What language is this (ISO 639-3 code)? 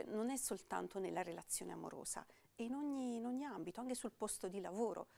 ita